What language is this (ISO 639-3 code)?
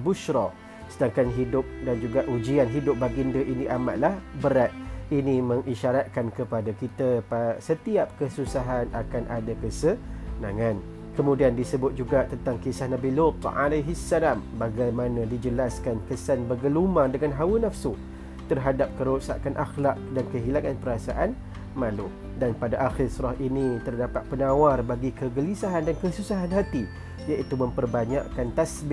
msa